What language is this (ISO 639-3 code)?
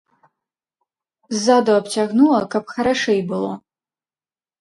bel